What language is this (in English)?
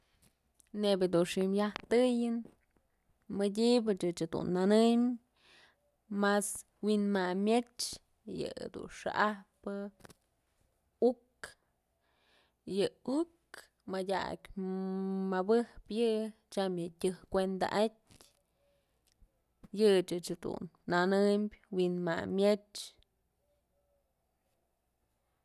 Mazatlán Mixe